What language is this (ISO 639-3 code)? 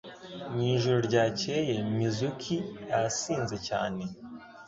kin